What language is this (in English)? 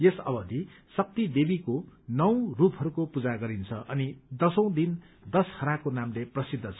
Nepali